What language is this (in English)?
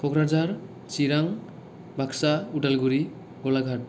Bodo